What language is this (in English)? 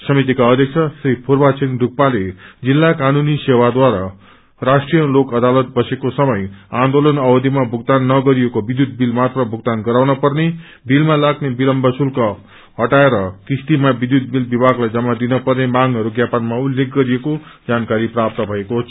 Nepali